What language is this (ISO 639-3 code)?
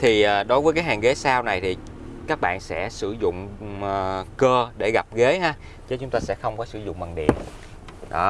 vie